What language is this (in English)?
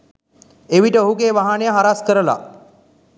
Sinhala